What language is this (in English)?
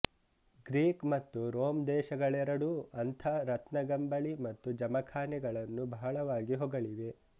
Kannada